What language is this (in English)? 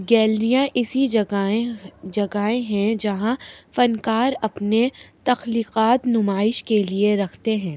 Urdu